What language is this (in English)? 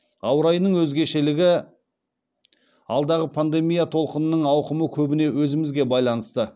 Kazakh